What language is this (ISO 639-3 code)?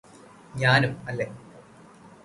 mal